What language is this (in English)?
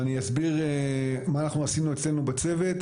Hebrew